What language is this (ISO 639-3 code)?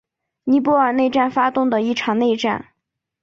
zho